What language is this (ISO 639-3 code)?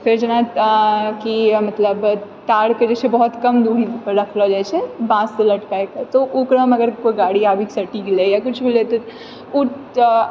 mai